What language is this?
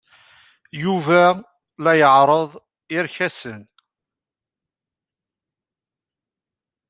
Kabyle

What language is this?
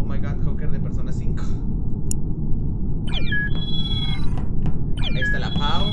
Spanish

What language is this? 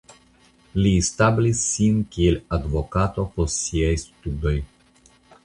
Esperanto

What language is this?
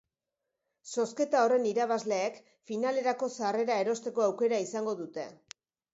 Basque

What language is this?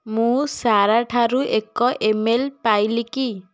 Odia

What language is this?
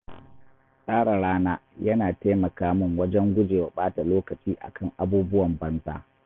Hausa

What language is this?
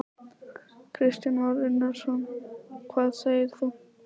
Icelandic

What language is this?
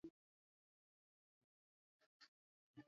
Swahili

